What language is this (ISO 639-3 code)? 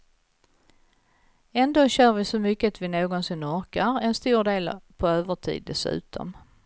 swe